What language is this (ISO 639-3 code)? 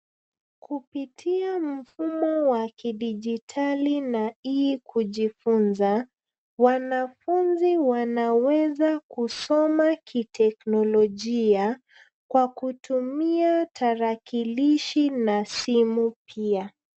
swa